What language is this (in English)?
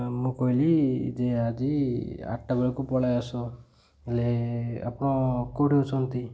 Odia